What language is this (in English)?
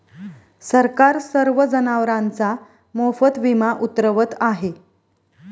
Marathi